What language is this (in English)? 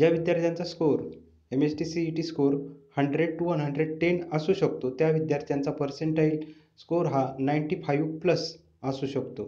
Hindi